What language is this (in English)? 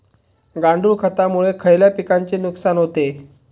Marathi